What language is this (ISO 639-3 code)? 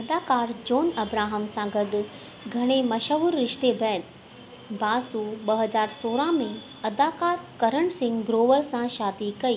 snd